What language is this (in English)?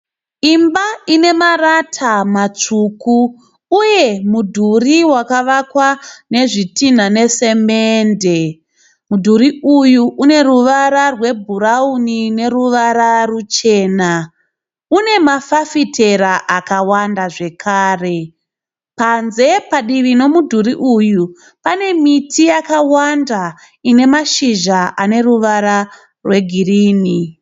Shona